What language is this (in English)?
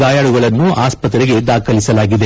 Kannada